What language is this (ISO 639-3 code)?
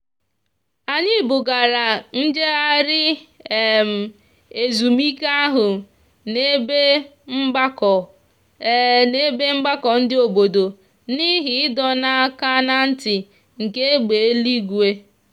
ibo